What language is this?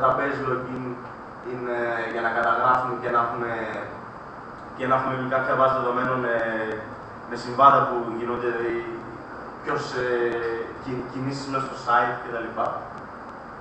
Greek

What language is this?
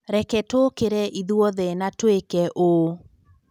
Kikuyu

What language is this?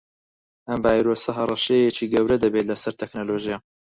Central Kurdish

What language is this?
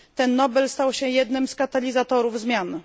Polish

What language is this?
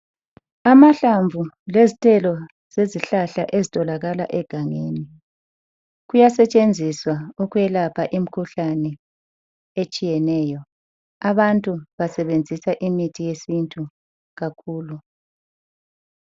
North Ndebele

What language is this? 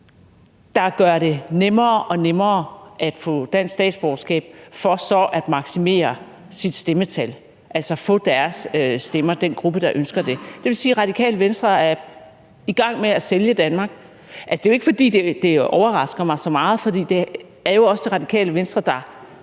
Danish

